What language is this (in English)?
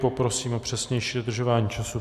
Czech